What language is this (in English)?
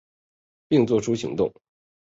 Chinese